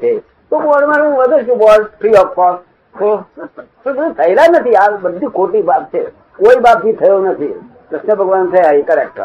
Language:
Gujarati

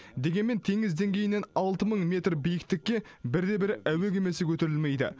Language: Kazakh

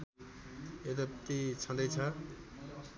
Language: Nepali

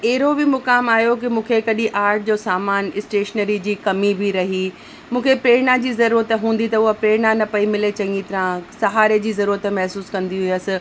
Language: Sindhi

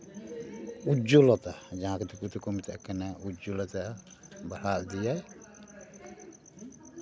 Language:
Santali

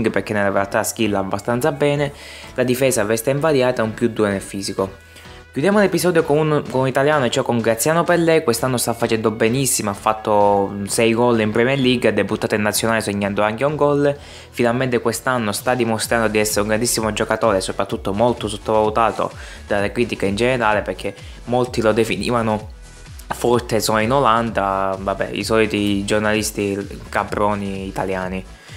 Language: Italian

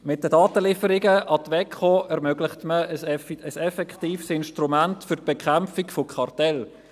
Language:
Swiss German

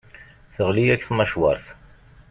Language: Kabyle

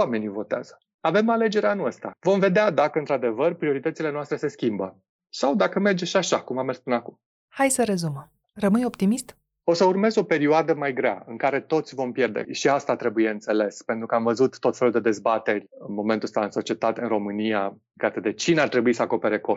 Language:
Romanian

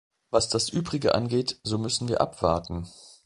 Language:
German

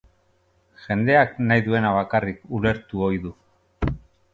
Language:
Basque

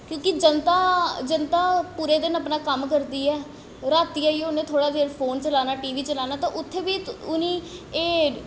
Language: Dogri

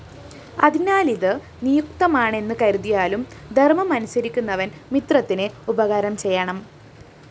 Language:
Malayalam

